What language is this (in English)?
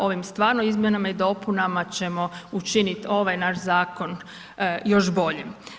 Croatian